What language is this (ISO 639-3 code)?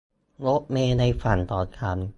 tha